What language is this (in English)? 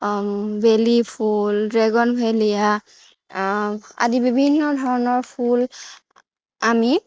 Assamese